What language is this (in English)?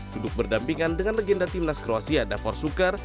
Indonesian